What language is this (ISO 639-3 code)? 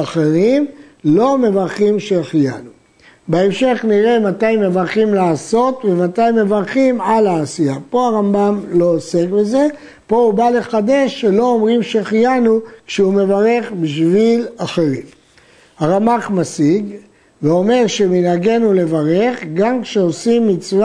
heb